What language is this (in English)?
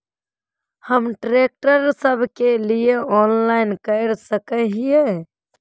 Magahi